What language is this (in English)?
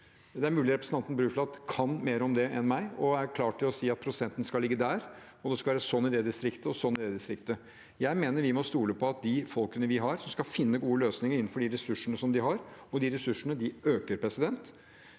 Norwegian